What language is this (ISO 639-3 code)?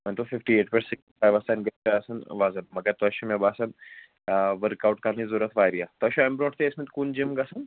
kas